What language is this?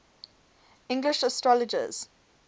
English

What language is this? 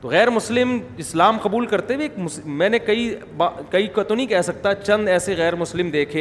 Urdu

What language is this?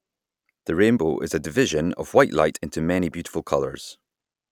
English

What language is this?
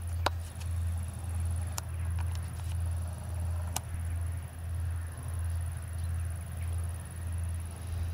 Russian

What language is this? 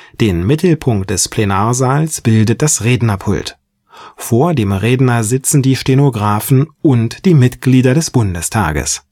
German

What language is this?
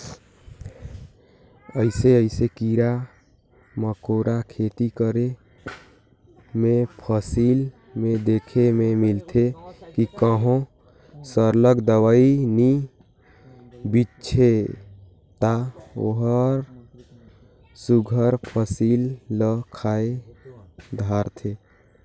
Chhattisgarhi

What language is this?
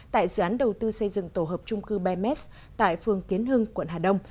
Vietnamese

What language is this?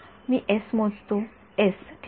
Marathi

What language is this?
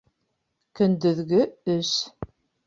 Bashkir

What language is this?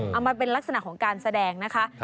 Thai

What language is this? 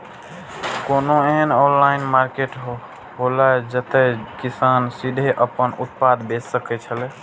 Maithili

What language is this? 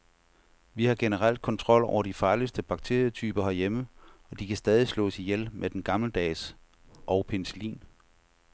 Danish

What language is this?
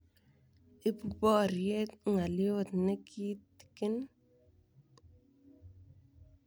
Kalenjin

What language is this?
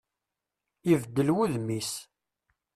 Kabyle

